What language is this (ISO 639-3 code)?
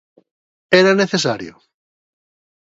glg